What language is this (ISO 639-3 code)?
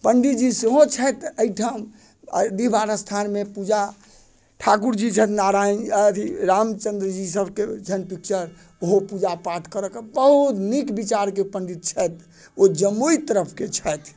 mai